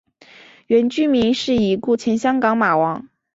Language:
Chinese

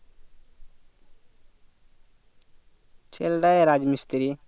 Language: Bangla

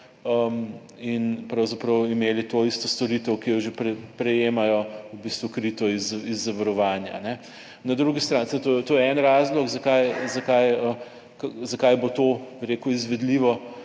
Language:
Slovenian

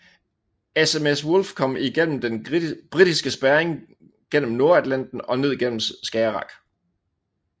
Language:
Danish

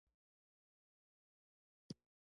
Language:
Pashto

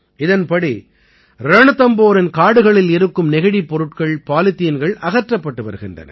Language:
Tamil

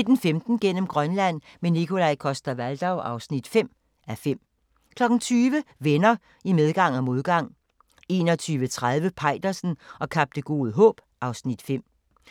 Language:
Danish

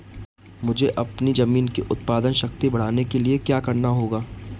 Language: Hindi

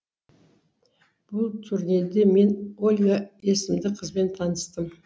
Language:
Kazakh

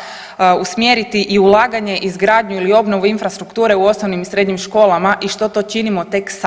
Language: Croatian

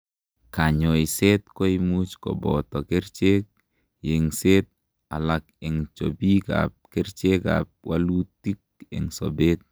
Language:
Kalenjin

